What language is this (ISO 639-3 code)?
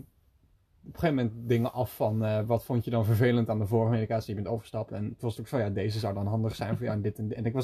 nld